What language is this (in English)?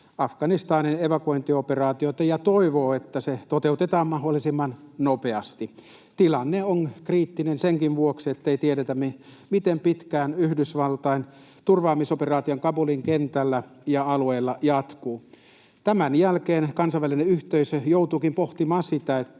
Finnish